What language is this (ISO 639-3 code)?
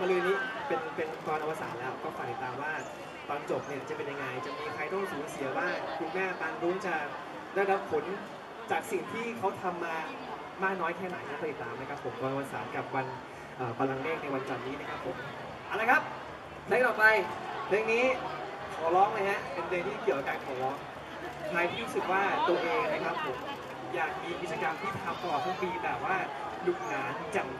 tha